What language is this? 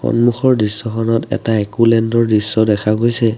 Assamese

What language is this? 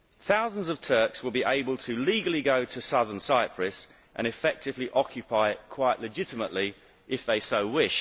English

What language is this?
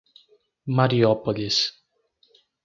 Portuguese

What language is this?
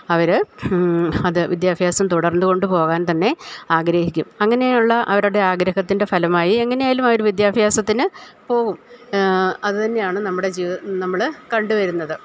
Malayalam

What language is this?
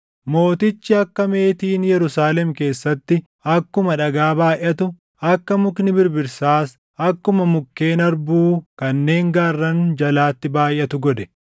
Oromo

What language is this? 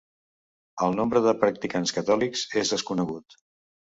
Catalan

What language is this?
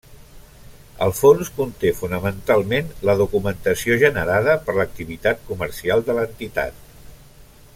Catalan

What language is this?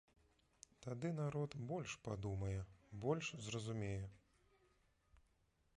Belarusian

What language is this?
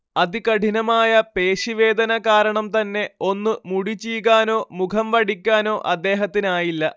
Malayalam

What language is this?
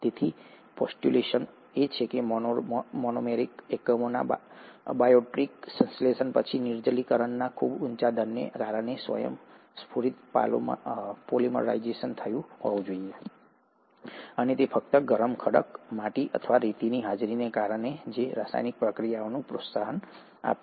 Gujarati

